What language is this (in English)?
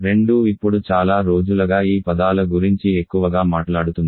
Telugu